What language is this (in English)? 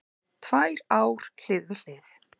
Icelandic